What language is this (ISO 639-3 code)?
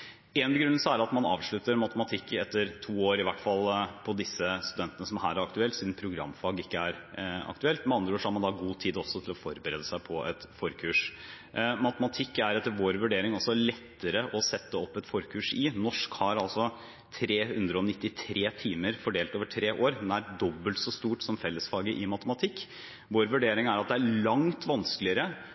nob